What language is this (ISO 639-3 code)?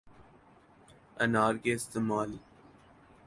urd